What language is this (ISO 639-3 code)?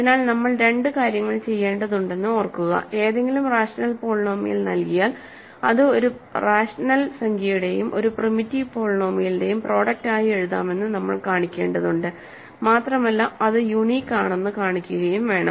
mal